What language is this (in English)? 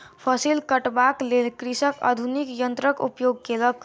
Maithili